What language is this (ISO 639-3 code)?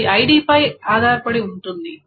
tel